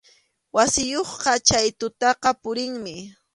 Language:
Arequipa-La Unión Quechua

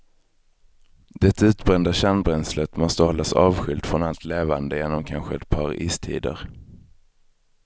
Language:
Swedish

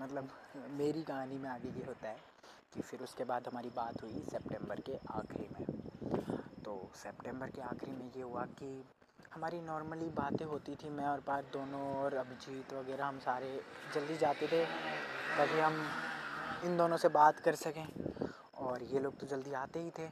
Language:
Hindi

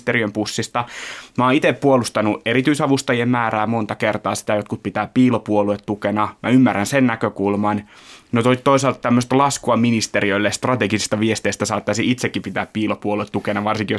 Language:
Finnish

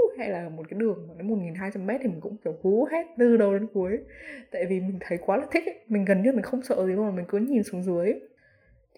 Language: Vietnamese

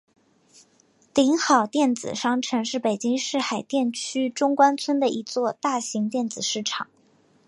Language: Chinese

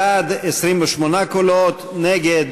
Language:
Hebrew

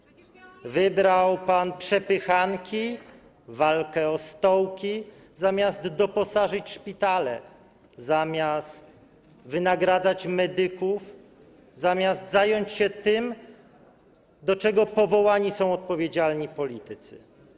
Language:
Polish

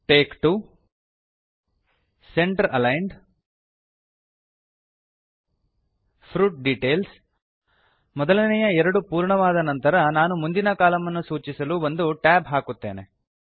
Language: Kannada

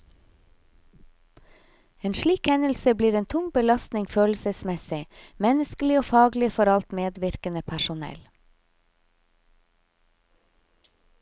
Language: Norwegian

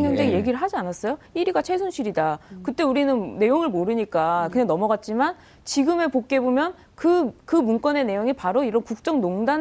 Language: Korean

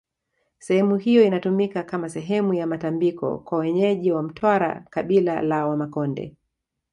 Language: Swahili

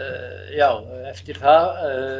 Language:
Icelandic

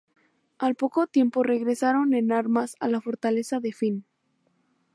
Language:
Spanish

